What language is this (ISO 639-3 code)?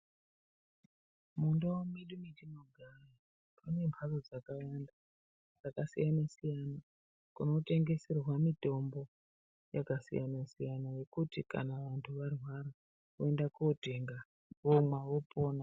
ndc